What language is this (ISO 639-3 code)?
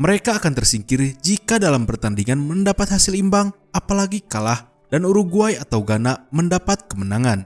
ind